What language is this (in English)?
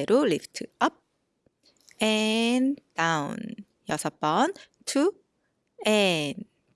Korean